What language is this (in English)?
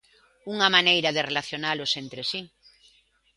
Galician